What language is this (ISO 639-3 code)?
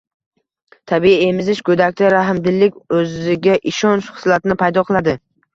uzb